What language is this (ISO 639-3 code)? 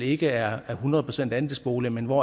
dan